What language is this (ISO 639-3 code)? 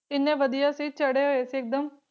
pan